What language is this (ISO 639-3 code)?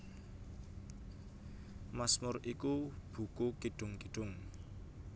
jav